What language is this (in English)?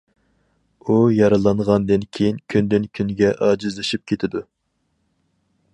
Uyghur